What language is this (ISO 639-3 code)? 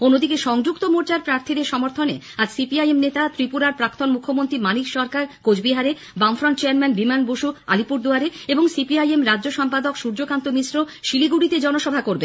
ben